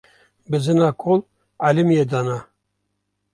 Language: Kurdish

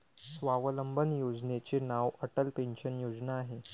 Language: Marathi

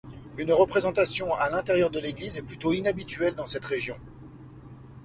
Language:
French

